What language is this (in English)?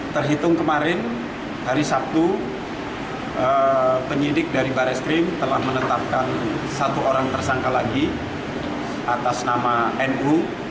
Indonesian